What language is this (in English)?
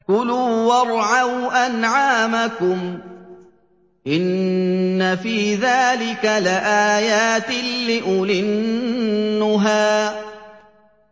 Arabic